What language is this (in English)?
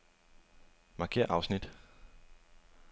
Danish